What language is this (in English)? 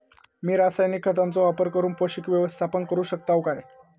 Marathi